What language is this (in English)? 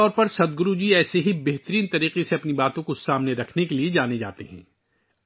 Urdu